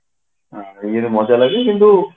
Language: Odia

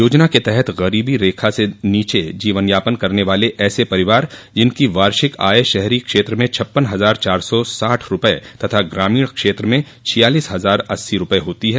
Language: Hindi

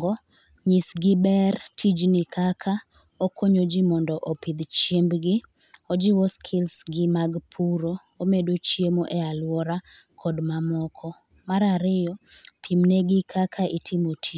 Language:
Luo (Kenya and Tanzania)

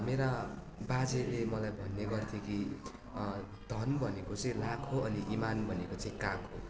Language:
Nepali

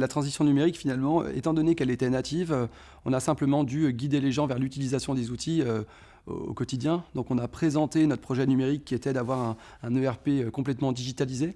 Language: French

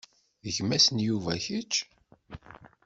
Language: Kabyle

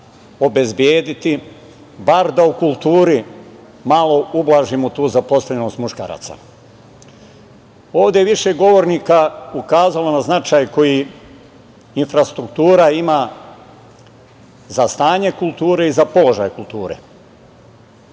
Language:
Serbian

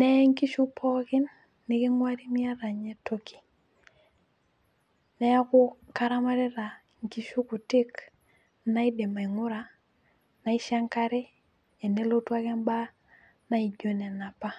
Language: Masai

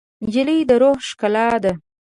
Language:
Pashto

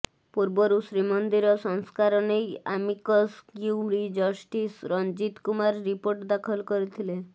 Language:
Odia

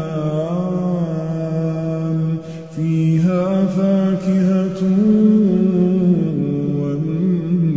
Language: Arabic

